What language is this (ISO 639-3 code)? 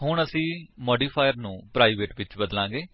pan